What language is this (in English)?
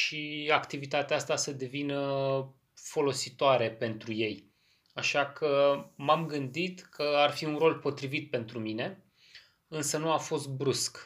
Romanian